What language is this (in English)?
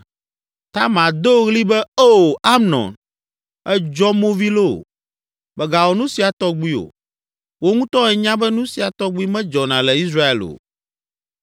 Ewe